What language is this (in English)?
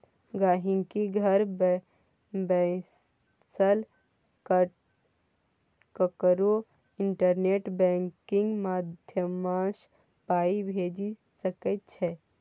Maithili